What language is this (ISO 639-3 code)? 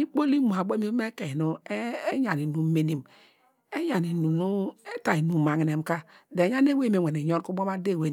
deg